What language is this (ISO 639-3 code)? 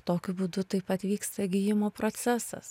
lit